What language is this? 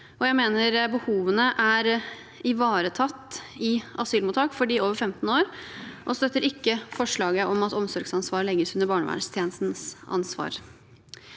Norwegian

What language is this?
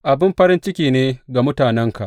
Hausa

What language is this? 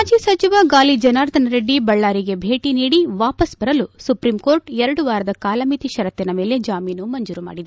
Kannada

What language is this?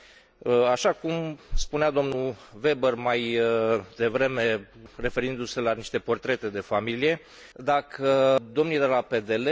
Romanian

